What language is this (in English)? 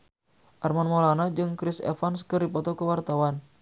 Sundanese